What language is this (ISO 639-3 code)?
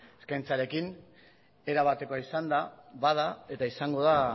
eus